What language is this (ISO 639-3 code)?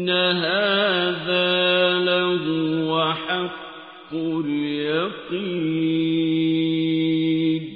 ara